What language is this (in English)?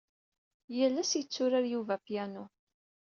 Kabyle